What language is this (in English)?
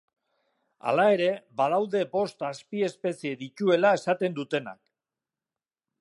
Basque